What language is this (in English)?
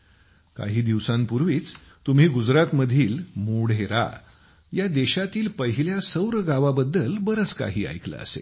Marathi